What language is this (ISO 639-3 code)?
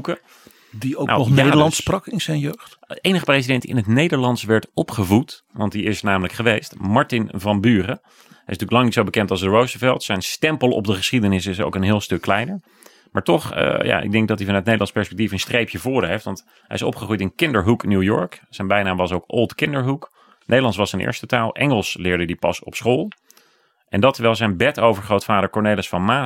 nld